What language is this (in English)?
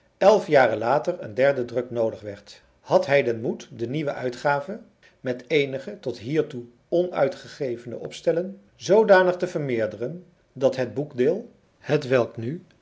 Dutch